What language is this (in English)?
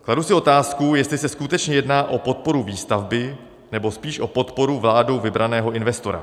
Czech